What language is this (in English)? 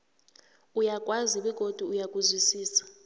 South Ndebele